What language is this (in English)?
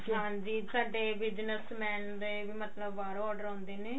Punjabi